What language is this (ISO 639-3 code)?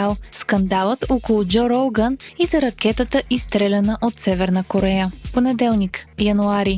bul